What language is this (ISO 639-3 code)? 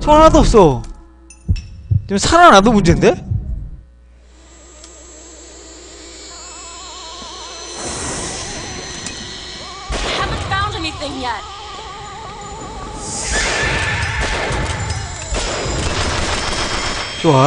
kor